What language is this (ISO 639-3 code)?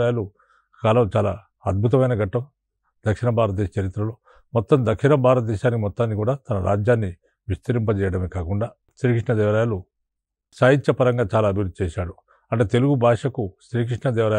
tel